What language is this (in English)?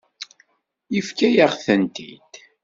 Kabyle